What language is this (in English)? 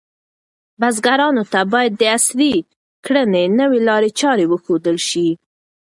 Pashto